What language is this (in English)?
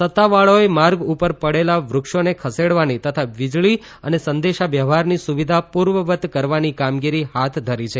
Gujarati